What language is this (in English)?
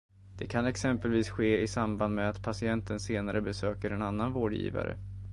Swedish